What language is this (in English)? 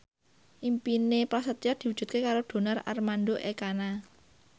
Javanese